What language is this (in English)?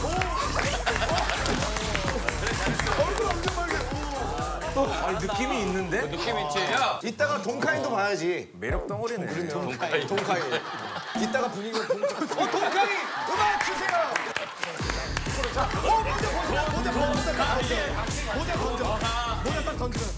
Korean